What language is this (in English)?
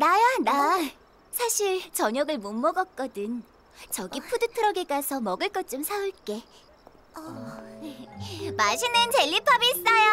Korean